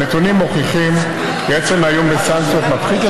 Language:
Hebrew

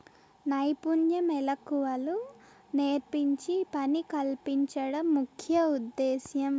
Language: Telugu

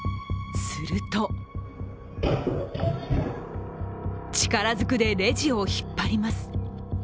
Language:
Japanese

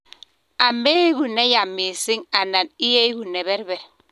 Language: Kalenjin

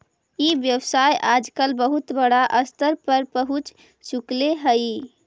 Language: Magahi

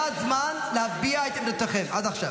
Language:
Hebrew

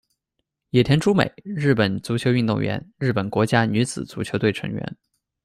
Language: Chinese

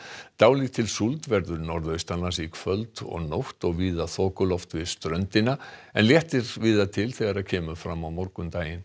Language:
Icelandic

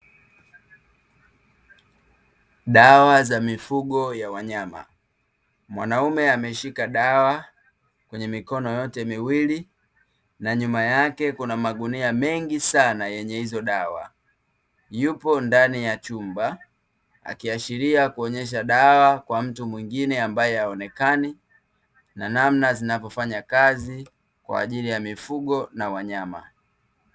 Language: Swahili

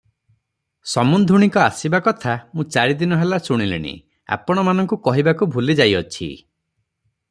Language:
Odia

